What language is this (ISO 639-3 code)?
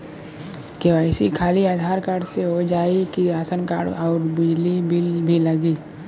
bho